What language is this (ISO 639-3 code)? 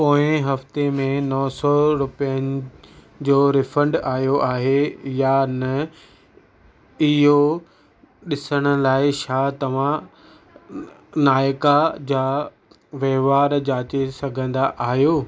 snd